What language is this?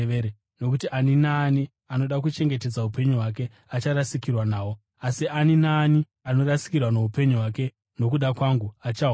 Shona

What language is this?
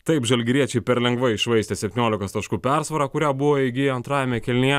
Lithuanian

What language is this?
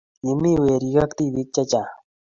Kalenjin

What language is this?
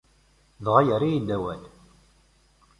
Kabyle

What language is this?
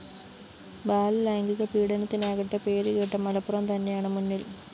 Malayalam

